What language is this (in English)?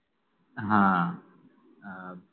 Marathi